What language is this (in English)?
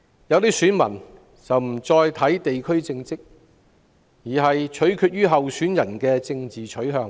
Cantonese